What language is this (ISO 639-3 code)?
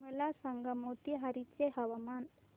mar